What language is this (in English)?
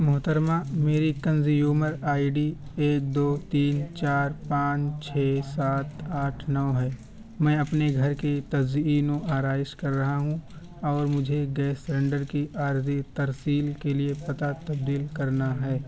Urdu